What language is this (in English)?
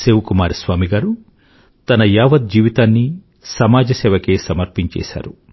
Telugu